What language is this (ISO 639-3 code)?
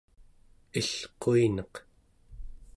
esu